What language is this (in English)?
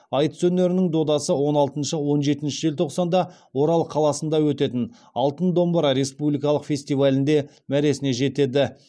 Kazakh